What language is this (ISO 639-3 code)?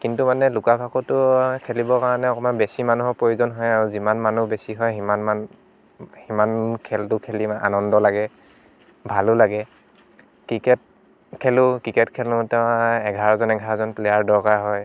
asm